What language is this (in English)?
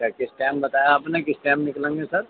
Urdu